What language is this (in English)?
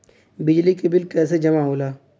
Bhojpuri